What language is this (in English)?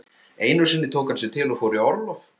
Icelandic